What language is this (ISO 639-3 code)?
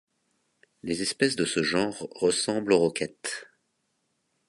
fra